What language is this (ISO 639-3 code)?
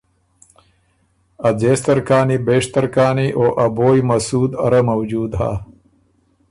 oru